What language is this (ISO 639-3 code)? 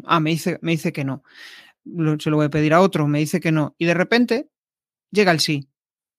spa